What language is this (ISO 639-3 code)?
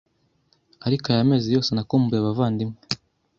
kin